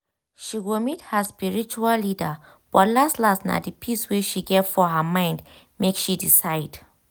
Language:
Nigerian Pidgin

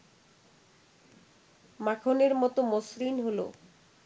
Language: Bangla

